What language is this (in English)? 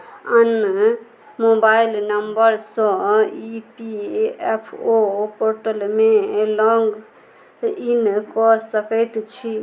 Maithili